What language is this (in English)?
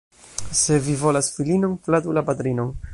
Esperanto